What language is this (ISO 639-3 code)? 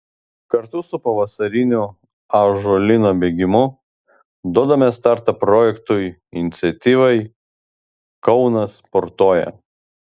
lit